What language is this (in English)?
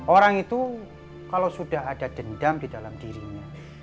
Indonesian